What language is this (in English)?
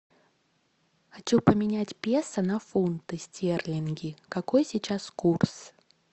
Russian